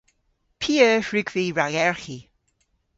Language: Cornish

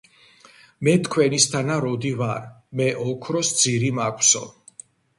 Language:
Georgian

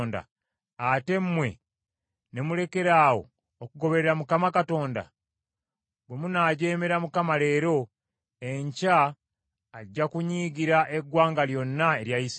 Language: Ganda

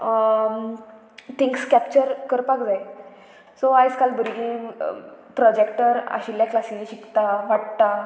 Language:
Konkani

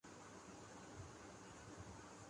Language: Urdu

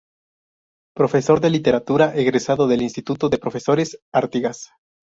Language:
Spanish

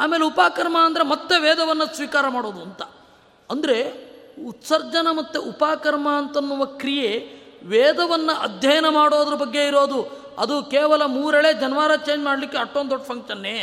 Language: Kannada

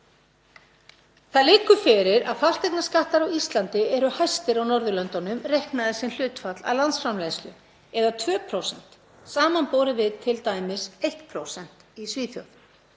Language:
Icelandic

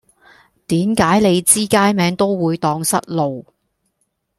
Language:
Cantonese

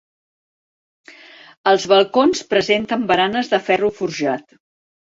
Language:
Catalan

